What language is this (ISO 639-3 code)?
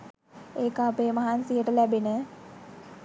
sin